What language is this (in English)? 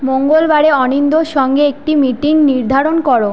Bangla